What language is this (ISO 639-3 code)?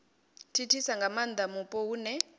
ven